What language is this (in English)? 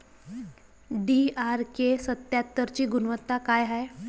Marathi